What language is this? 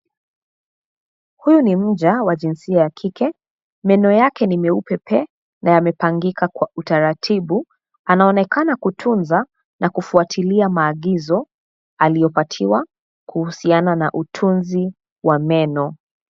Swahili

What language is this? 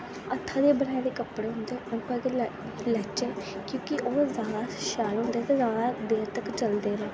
Dogri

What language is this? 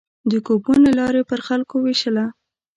Pashto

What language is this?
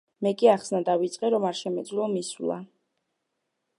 Georgian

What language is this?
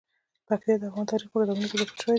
Pashto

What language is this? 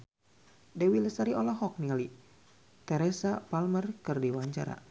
Sundanese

